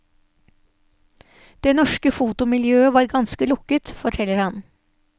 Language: Norwegian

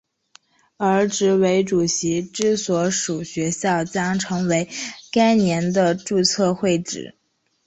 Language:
Chinese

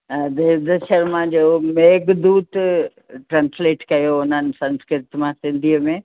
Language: Sindhi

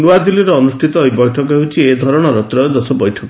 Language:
Odia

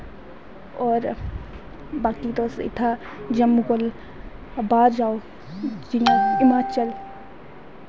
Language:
Dogri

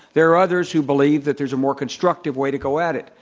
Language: English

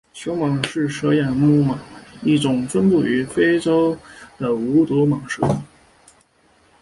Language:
Chinese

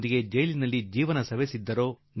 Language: Kannada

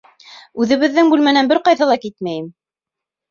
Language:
Bashkir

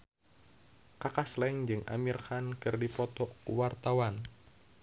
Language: Sundanese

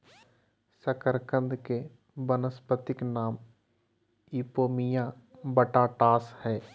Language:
Magahi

